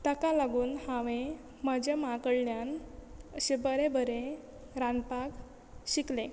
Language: Konkani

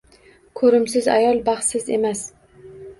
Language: Uzbek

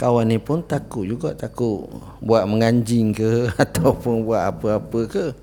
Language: Malay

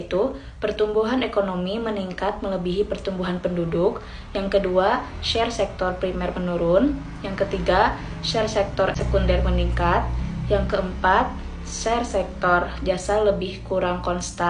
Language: Indonesian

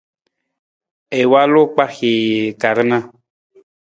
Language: Nawdm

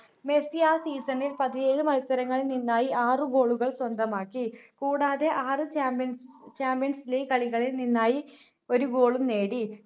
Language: Malayalam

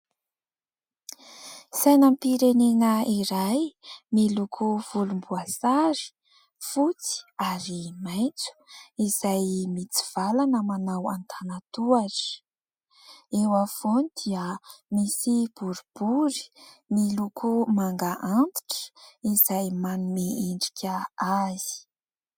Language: Malagasy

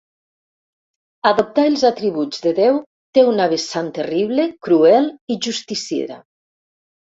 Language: Catalan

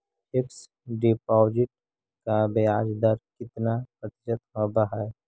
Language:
Magahi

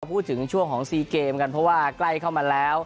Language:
Thai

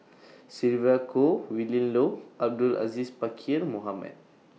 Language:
English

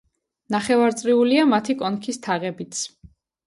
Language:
Georgian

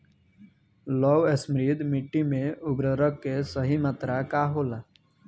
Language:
Bhojpuri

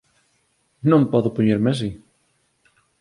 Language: Galician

